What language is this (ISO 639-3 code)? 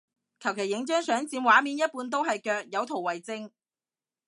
yue